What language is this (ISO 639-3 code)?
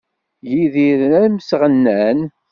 kab